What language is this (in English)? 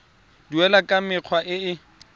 Tswana